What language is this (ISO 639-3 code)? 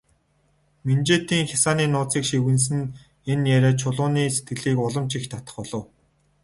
mon